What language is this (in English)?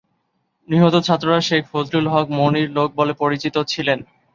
Bangla